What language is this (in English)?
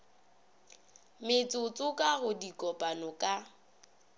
Northern Sotho